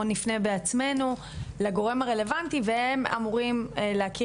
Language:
Hebrew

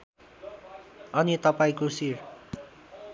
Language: Nepali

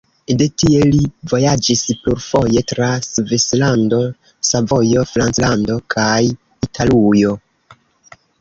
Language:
Esperanto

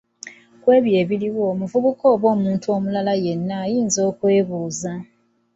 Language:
Ganda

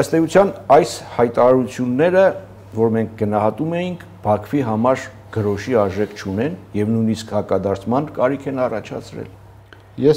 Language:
Romanian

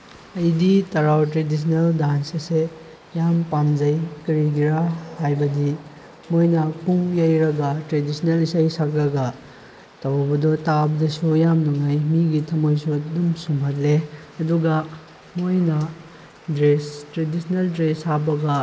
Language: Manipuri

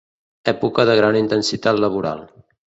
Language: Catalan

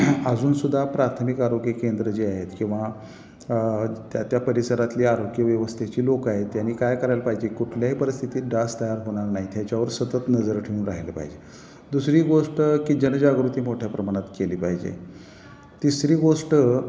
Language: Marathi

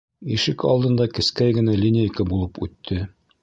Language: Bashkir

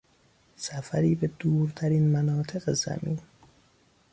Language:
Persian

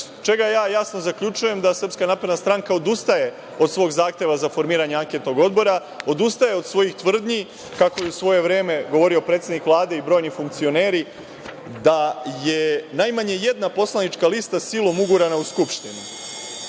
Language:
Serbian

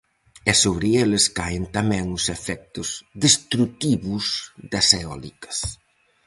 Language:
Galician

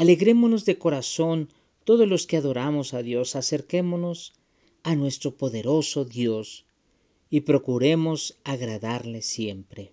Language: Spanish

